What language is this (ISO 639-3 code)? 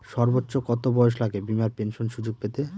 ben